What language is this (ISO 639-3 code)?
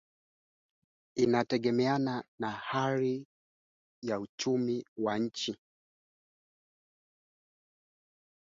swa